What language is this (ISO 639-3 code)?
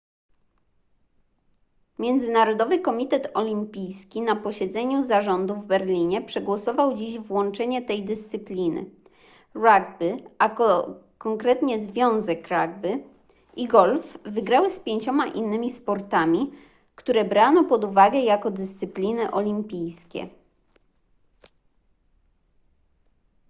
pol